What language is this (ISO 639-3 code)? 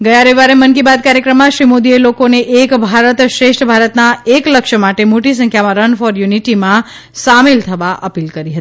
guj